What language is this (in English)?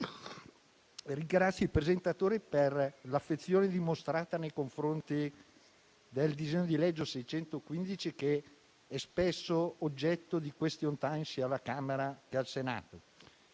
Italian